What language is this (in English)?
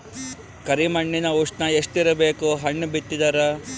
Kannada